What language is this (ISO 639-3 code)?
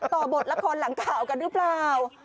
tha